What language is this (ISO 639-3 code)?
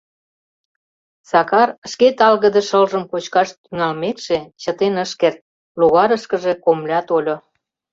chm